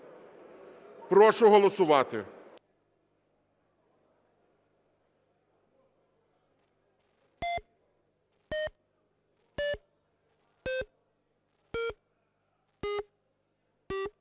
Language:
Ukrainian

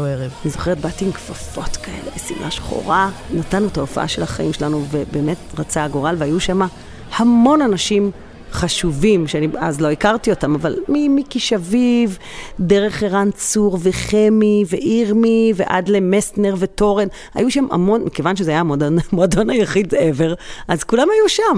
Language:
Hebrew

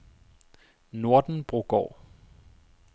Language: Danish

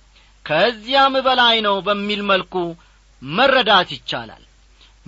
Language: Amharic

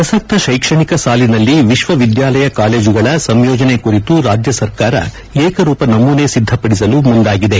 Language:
Kannada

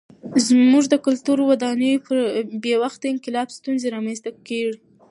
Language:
Pashto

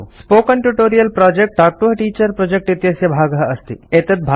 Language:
Sanskrit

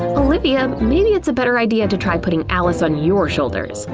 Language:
English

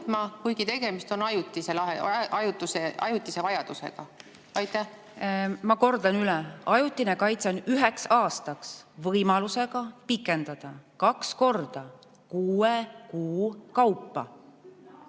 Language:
Estonian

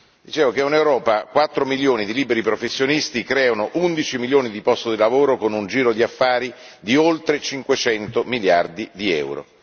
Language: Italian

